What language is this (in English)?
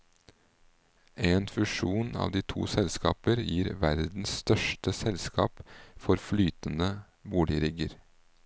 Norwegian